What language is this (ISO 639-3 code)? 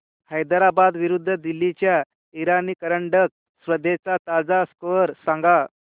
mar